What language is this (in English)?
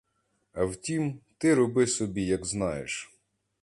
Ukrainian